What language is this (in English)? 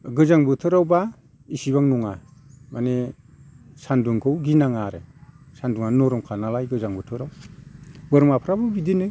Bodo